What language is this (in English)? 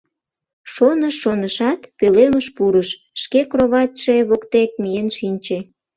Mari